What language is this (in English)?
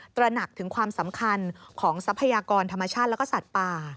Thai